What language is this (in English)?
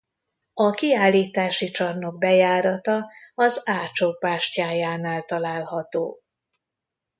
Hungarian